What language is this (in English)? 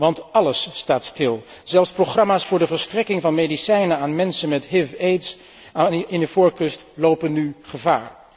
Dutch